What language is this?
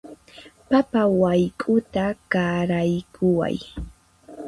Puno Quechua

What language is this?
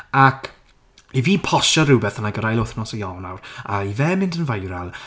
Welsh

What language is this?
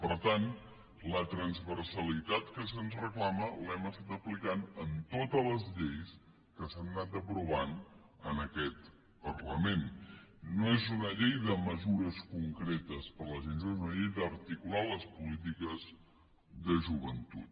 Catalan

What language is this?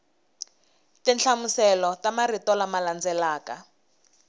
Tsonga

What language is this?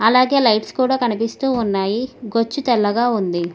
Telugu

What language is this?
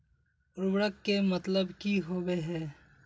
Magahi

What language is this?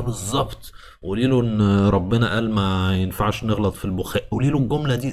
Arabic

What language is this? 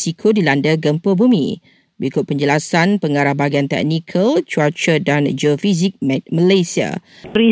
Malay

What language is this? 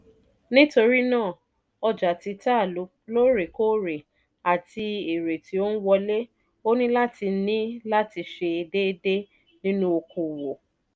Yoruba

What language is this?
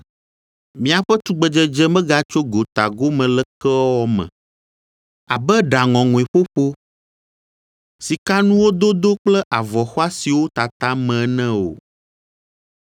Ewe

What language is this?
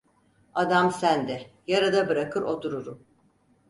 Turkish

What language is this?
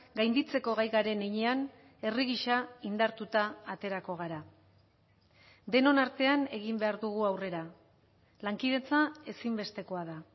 Basque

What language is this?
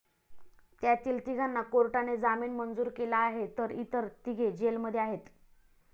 Marathi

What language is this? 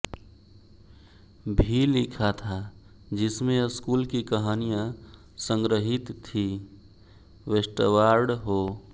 Hindi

